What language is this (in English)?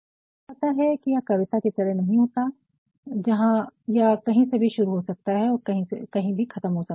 Hindi